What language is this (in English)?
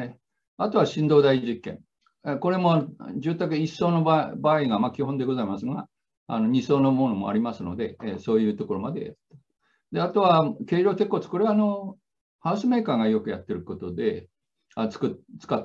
Japanese